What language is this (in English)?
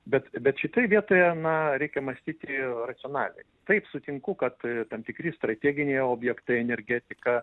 Lithuanian